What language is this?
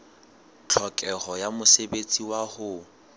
Southern Sotho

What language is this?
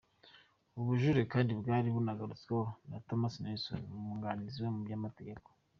Kinyarwanda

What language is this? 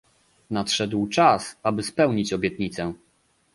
Polish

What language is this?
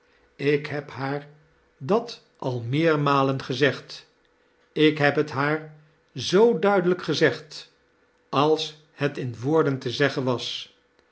Dutch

